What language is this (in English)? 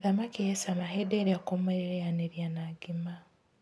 Kikuyu